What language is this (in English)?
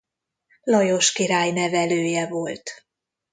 Hungarian